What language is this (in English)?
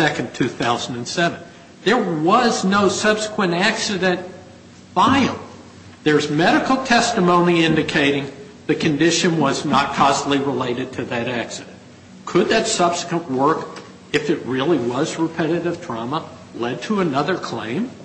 English